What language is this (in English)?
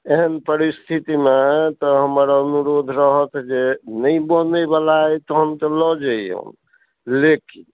Maithili